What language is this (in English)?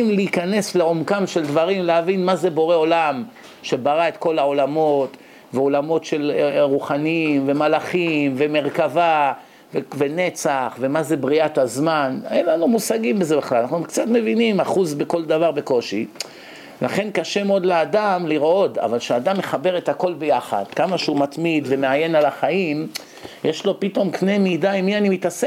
Hebrew